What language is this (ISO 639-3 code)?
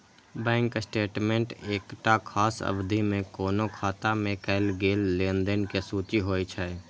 mai